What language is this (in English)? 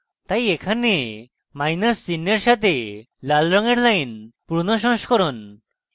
Bangla